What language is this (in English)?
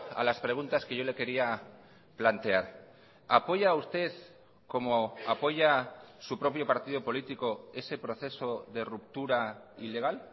Spanish